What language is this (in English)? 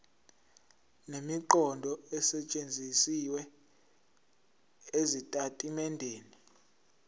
Zulu